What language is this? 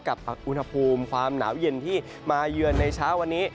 Thai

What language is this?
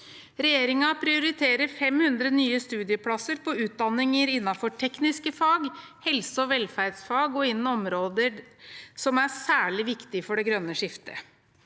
Norwegian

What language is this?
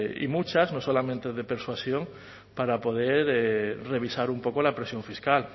Spanish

